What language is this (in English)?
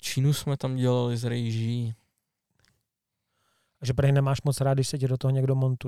Czech